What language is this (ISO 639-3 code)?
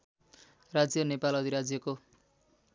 nep